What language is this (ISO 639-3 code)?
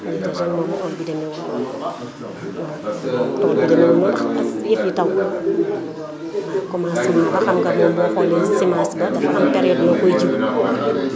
wol